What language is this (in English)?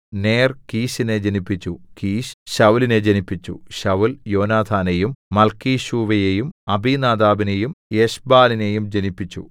Malayalam